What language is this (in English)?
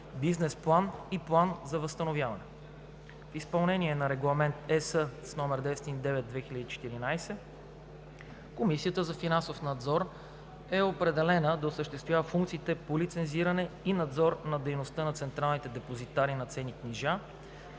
Bulgarian